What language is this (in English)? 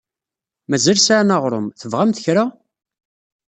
Kabyle